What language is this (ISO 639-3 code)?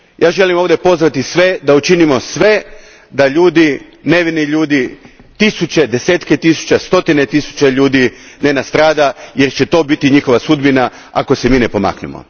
hrv